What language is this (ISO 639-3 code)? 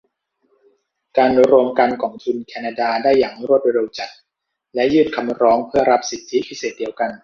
tha